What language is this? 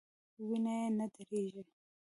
Pashto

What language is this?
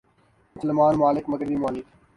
Urdu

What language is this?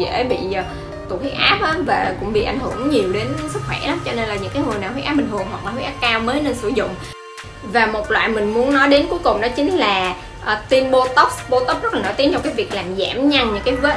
Vietnamese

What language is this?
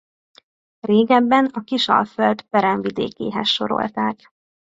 Hungarian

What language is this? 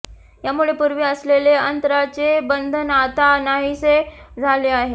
Marathi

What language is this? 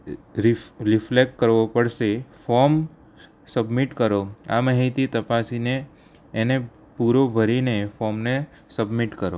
Gujarati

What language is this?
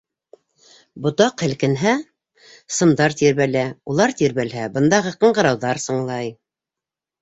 Bashkir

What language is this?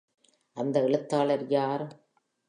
Tamil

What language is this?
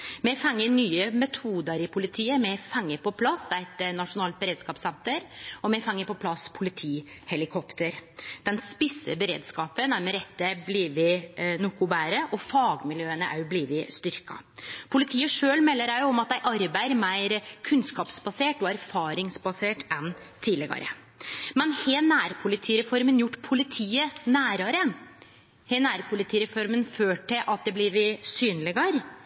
Norwegian Nynorsk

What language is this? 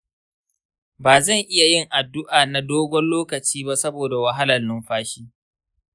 Hausa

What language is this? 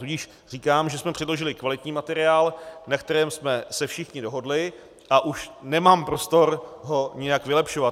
Czech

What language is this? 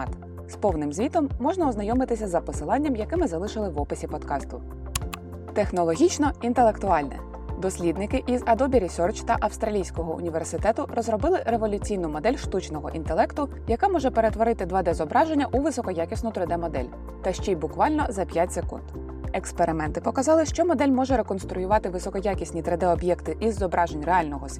Ukrainian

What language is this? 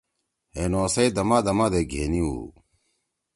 Torwali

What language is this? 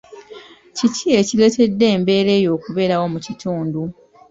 Ganda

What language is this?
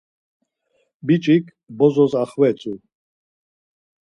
Laz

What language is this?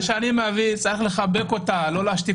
Hebrew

